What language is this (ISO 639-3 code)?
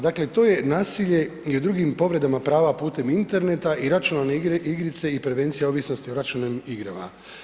hrv